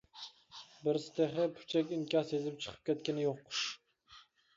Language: Uyghur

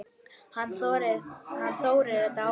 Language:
Icelandic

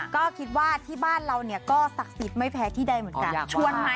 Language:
Thai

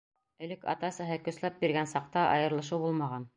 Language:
Bashkir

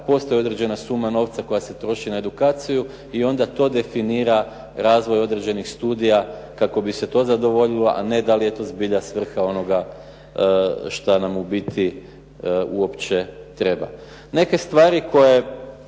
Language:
Croatian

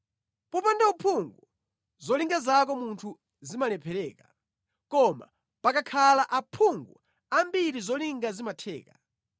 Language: Nyanja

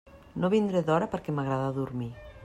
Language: Catalan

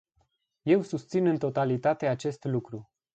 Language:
Romanian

